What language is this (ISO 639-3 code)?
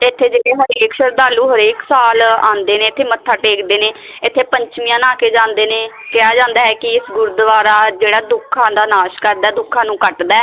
pan